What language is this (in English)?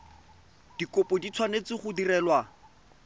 Tswana